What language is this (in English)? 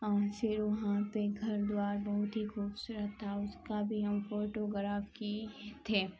Urdu